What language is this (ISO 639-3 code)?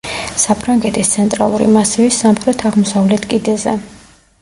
kat